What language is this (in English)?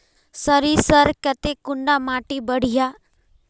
Magahi